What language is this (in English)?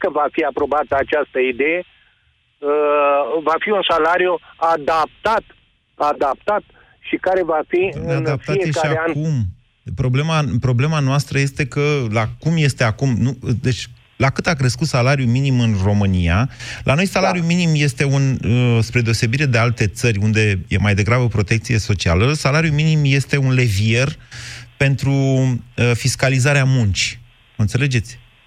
Romanian